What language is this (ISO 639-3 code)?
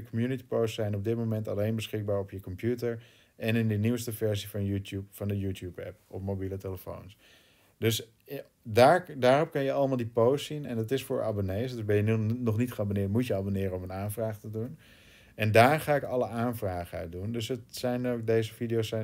nld